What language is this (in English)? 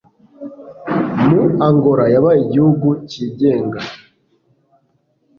Kinyarwanda